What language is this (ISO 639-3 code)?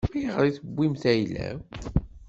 kab